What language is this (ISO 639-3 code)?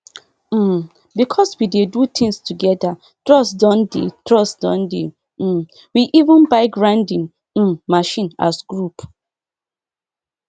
pcm